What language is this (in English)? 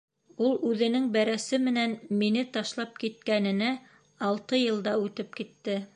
Bashkir